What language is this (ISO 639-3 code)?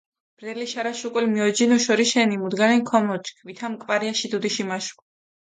xmf